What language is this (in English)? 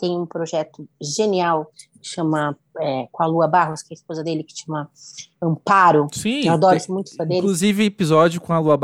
Portuguese